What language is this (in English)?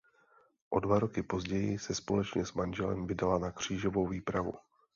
Czech